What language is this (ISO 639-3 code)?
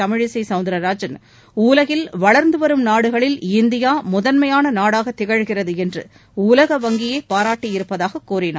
tam